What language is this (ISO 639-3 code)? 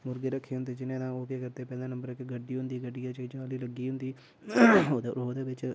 doi